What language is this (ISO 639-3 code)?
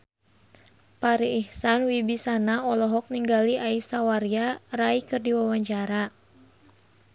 sun